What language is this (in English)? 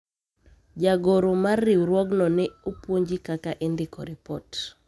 Luo (Kenya and Tanzania)